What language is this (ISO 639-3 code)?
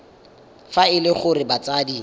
tsn